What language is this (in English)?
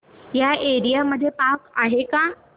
Marathi